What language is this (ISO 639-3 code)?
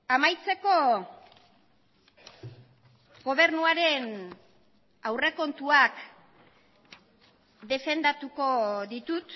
eus